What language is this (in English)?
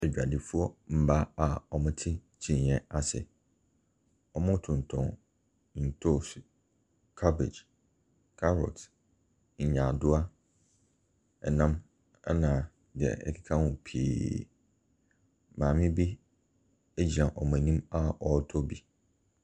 Akan